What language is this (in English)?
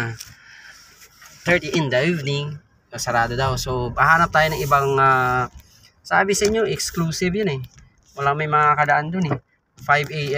Filipino